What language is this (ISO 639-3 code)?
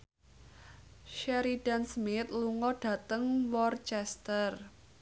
jav